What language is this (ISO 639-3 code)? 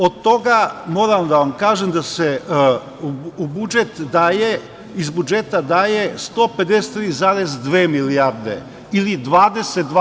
srp